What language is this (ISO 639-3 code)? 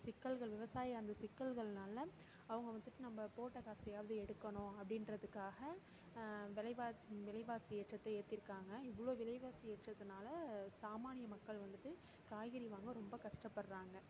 tam